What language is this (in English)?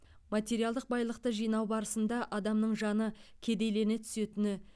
Kazakh